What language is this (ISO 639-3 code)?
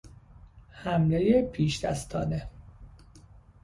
fas